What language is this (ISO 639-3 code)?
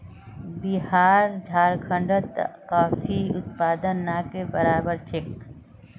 mag